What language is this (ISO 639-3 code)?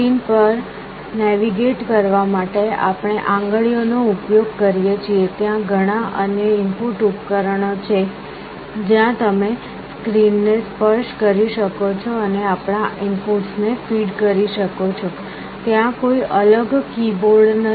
guj